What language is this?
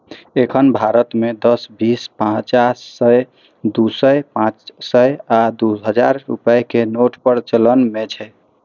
Maithili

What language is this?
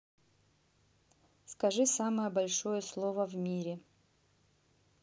Russian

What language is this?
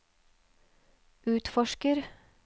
Norwegian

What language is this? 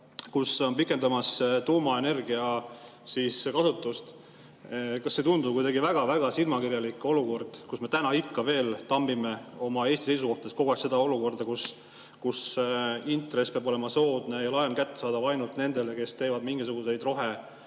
Estonian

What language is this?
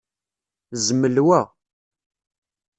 Kabyle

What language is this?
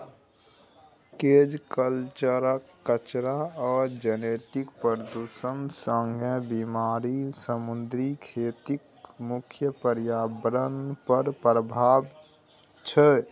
Maithili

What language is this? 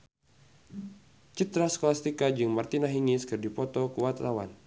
Sundanese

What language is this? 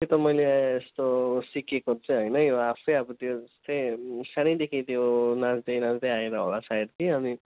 Nepali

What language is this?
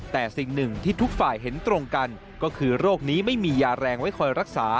Thai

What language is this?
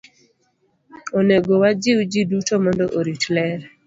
Luo (Kenya and Tanzania)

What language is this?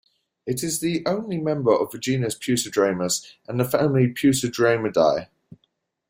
English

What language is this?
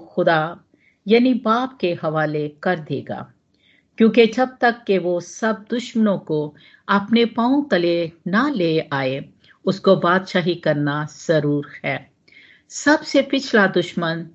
Hindi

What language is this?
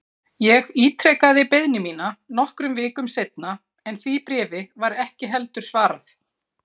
Icelandic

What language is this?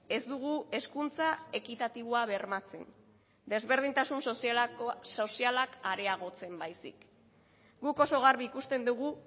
Basque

